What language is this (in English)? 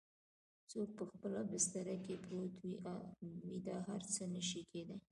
Pashto